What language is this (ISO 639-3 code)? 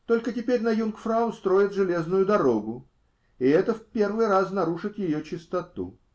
rus